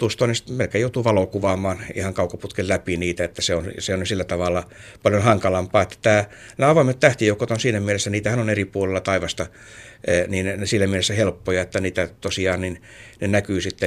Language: Finnish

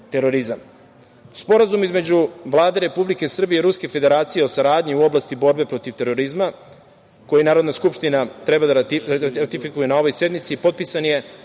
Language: Serbian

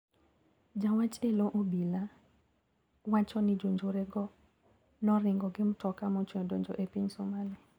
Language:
Luo (Kenya and Tanzania)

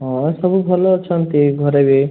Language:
Odia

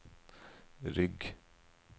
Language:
Norwegian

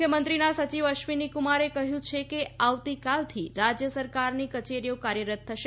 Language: Gujarati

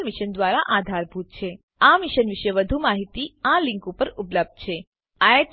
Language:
Gujarati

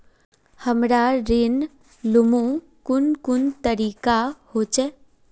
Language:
Magahi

